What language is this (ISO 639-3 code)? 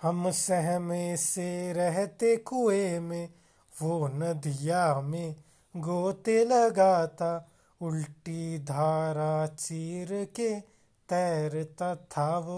hin